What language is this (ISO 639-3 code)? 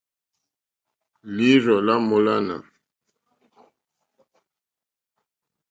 bri